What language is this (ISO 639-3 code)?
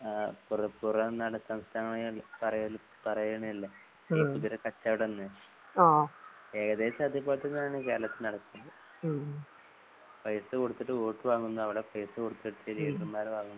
mal